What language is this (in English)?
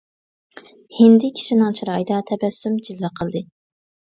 Uyghur